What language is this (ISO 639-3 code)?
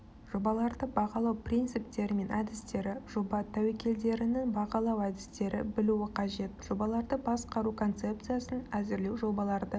kaz